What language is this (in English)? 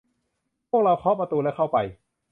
Thai